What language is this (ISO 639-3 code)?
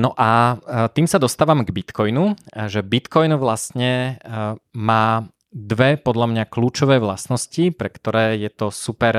slk